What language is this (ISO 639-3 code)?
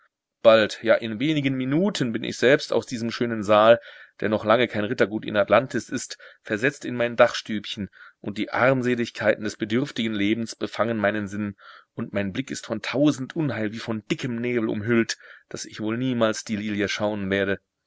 deu